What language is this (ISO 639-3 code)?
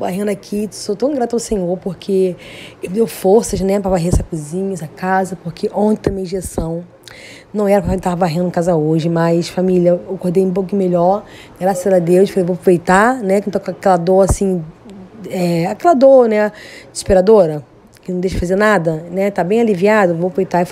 por